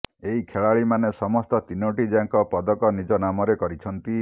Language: Odia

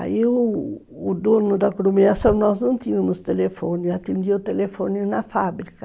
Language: Portuguese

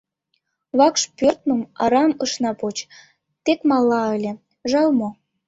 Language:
Mari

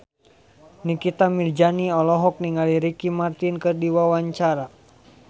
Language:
Sundanese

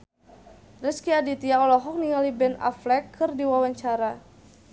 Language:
Sundanese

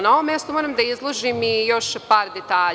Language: Serbian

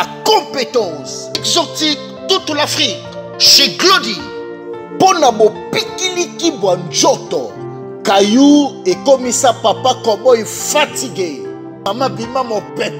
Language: French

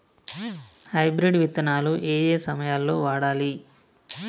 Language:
Telugu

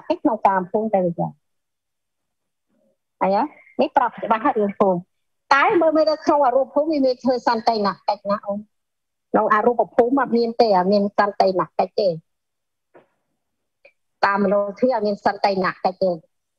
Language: Vietnamese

